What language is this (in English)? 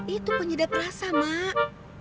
Indonesian